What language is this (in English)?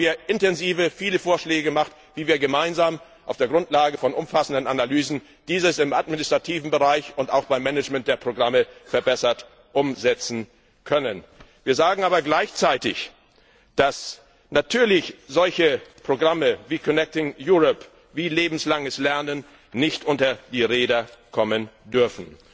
German